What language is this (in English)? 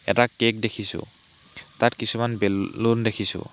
Assamese